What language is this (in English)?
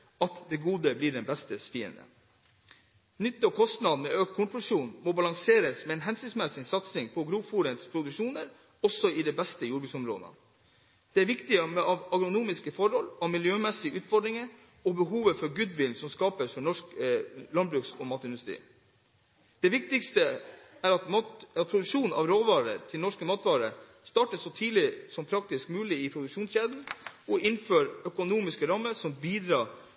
Norwegian Bokmål